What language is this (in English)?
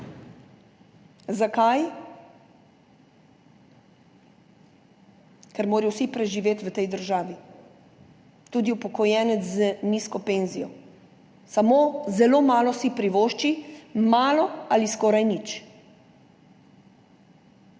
Slovenian